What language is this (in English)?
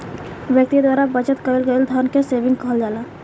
Bhojpuri